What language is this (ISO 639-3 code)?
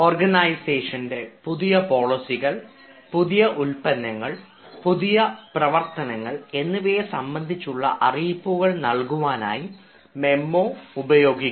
mal